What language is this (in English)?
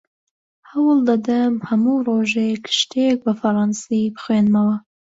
Central Kurdish